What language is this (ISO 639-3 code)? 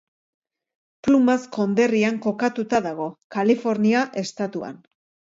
eus